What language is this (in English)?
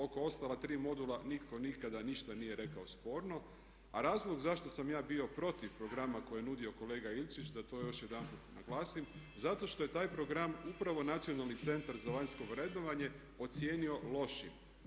Croatian